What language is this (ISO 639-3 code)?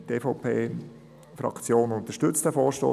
gsw